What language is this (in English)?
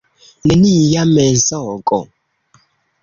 Esperanto